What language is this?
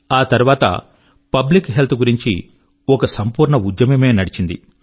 Telugu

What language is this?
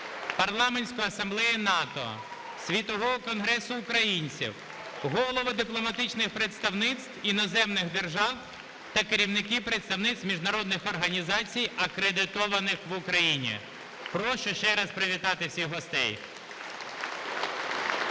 Ukrainian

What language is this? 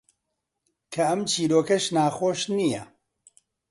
Central Kurdish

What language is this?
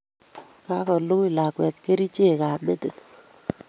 Kalenjin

